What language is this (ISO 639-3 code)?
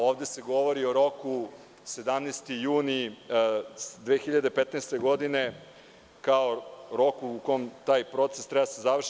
srp